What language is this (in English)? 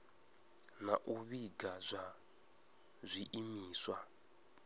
Venda